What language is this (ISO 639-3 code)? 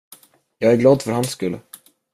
swe